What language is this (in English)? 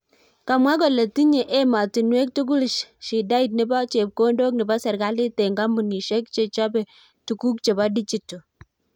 Kalenjin